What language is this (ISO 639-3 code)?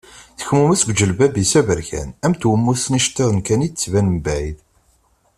kab